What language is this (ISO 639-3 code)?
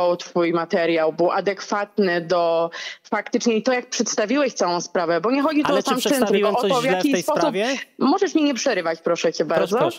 pol